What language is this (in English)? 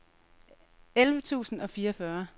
Danish